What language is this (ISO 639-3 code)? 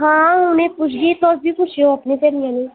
doi